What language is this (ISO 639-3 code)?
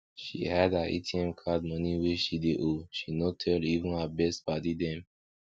pcm